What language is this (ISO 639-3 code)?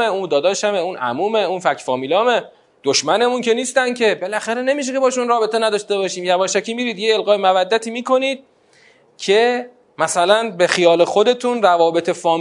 fas